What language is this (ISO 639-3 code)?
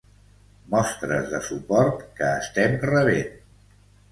cat